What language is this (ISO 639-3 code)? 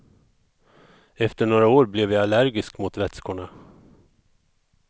swe